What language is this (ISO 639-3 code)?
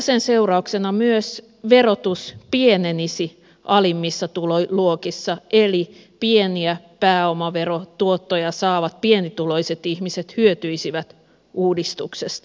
fin